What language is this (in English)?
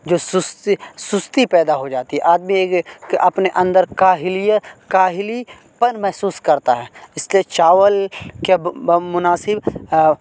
Urdu